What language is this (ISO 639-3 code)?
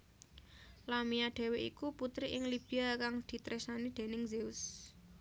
jav